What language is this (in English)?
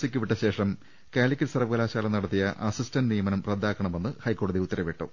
Malayalam